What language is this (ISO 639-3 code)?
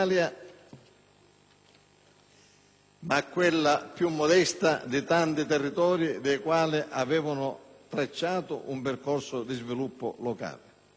ita